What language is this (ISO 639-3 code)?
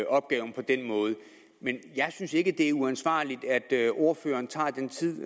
dan